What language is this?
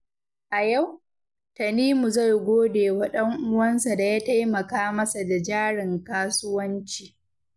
Hausa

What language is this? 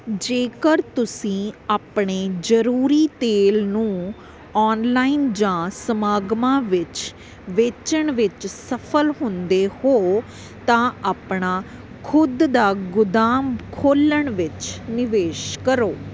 Punjabi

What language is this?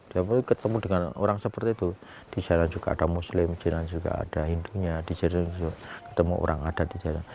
Indonesian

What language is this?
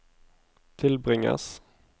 Norwegian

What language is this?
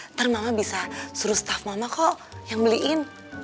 Indonesian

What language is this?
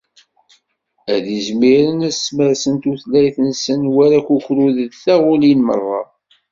Kabyle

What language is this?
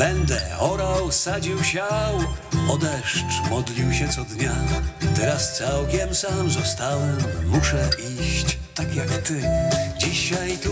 Polish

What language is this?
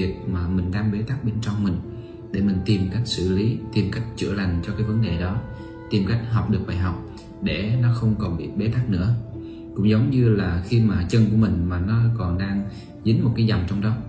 Vietnamese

